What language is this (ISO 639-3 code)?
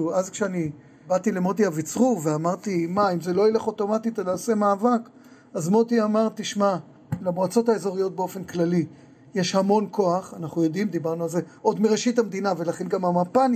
heb